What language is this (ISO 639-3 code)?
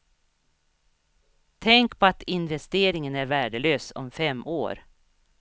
swe